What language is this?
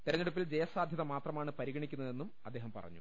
Malayalam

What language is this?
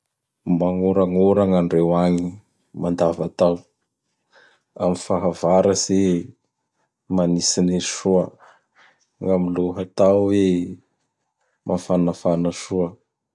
Bara Malagasy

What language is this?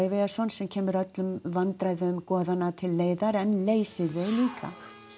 Icelandic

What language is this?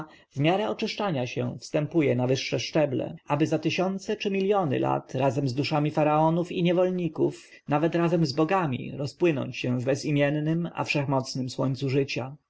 Polish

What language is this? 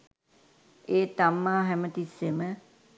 Sinhala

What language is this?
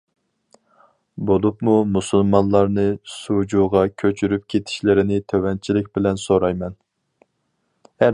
Uyghur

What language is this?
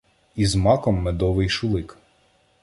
Ukrainian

